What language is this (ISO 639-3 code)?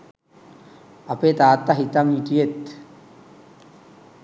sin